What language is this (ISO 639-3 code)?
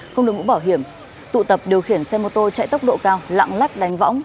vie